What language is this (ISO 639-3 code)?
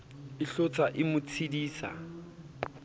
sot